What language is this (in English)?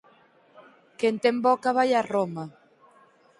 Galician